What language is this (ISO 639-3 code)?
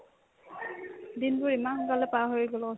asm